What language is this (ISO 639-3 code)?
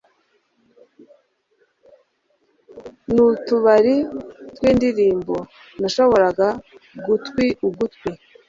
kin